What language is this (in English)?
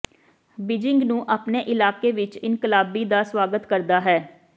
Punjabi